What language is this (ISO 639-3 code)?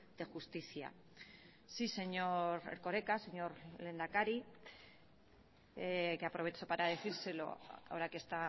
spa